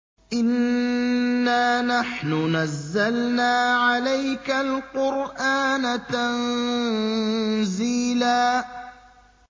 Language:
Arabic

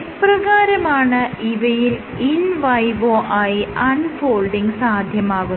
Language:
Malayalam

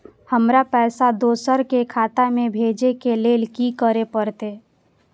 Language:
Maithili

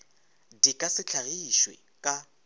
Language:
Northern Sotho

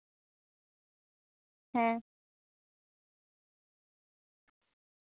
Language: Santali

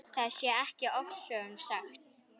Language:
Icelandic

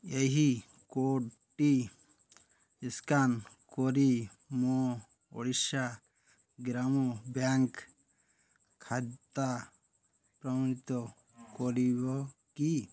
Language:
Odia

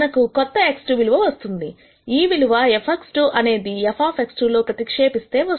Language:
Telugu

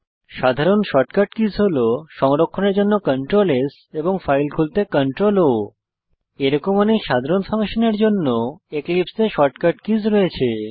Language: Bangla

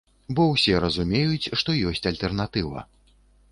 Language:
Belarusian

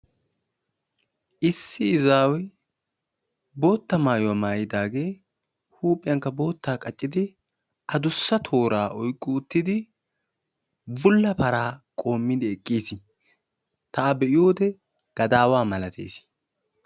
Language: Wolaytta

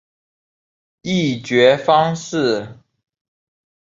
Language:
Chinese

